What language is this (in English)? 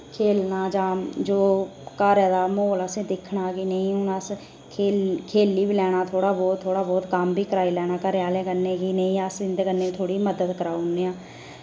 Dogri